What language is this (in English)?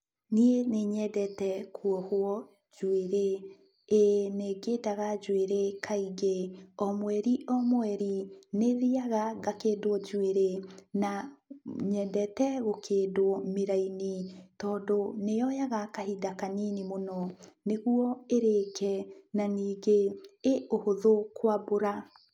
Kikuyu